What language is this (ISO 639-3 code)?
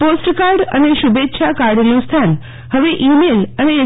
guj